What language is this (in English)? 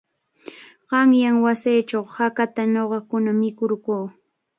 Cajatambo North Lima Quechua